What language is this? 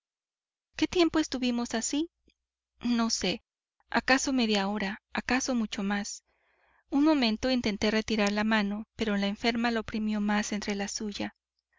Spanish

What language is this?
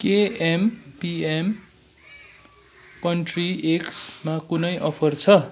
Nepali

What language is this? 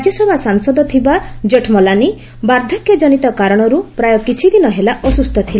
Odia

